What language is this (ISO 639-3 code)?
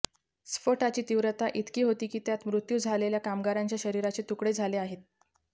mar